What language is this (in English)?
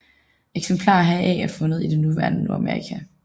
Danish